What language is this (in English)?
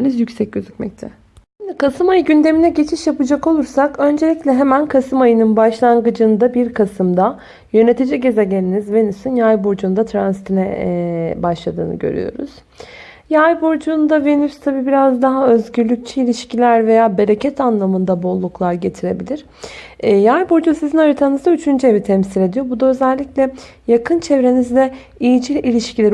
Turkish